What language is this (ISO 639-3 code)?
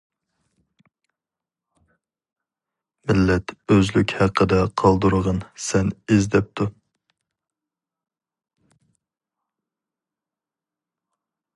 uig